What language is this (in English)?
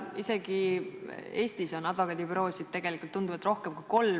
Estonian